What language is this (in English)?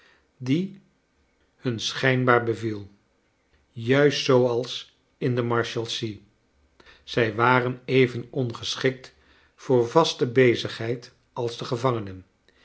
Dutch